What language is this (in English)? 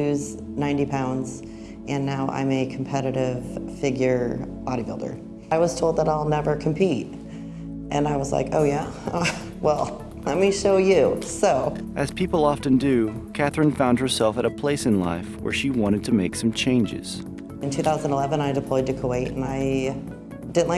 English